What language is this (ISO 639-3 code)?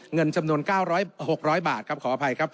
tha